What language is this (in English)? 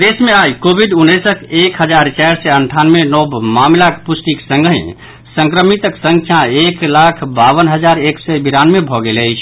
Maithili